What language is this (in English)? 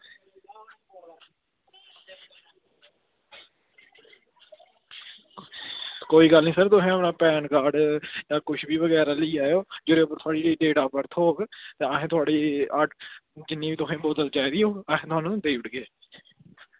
Dogri